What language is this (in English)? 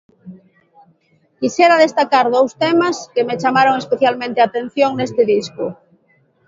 Galician